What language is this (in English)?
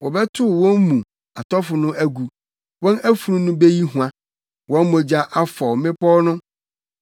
Akan